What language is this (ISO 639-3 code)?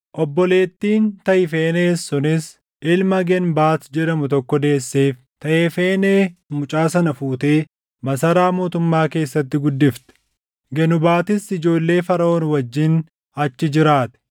orm